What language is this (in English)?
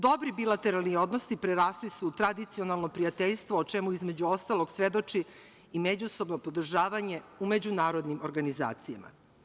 Serbian